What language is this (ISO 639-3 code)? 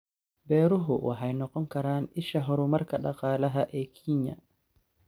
som